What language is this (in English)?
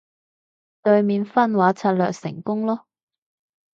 Cantonese